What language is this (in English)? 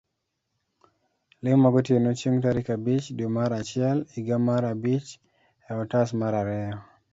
Luo (Kenya and Tanzania)